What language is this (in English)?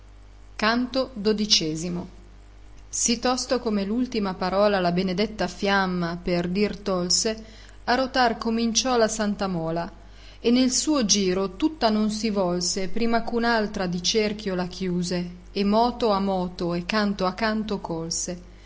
Italian